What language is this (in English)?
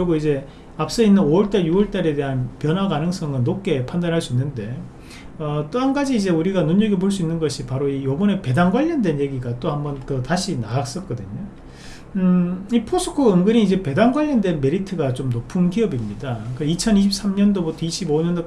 Korean